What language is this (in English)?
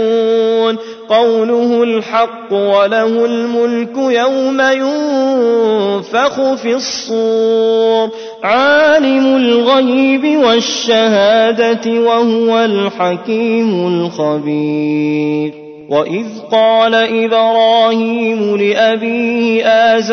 Arabic